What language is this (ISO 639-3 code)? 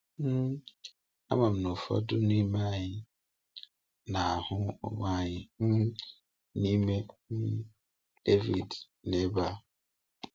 ibo